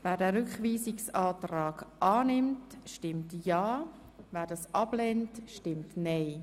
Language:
Swiss German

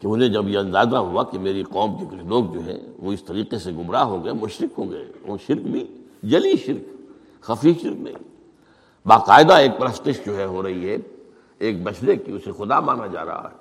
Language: Urdu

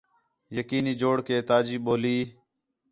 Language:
Khetrani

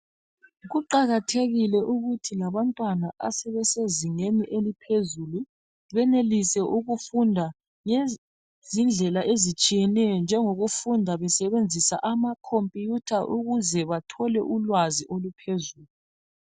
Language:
North Ndebele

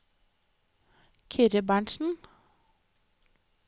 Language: Norwegian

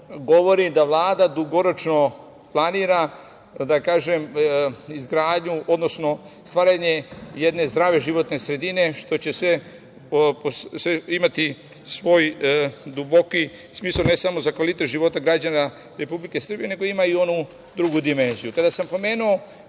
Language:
Serbian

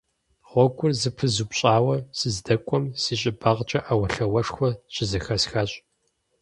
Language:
Kabardian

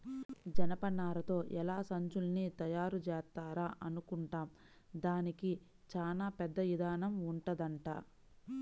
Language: Telugu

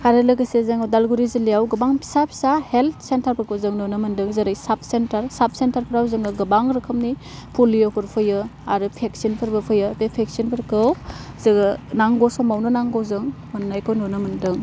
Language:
Bodo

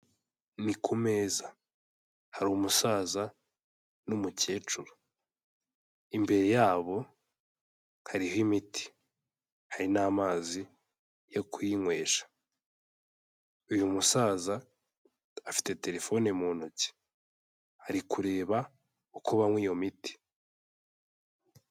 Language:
Kinyarwanda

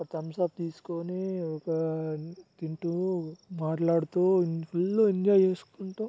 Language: Telugu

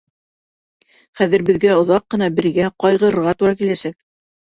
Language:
Bashkir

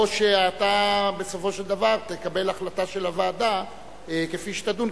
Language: Hebrew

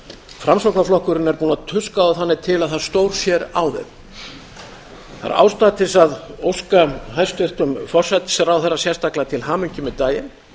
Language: Icelandic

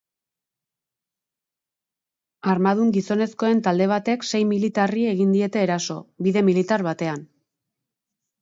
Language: Basque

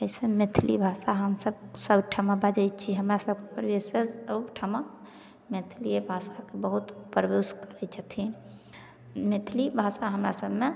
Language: Maithili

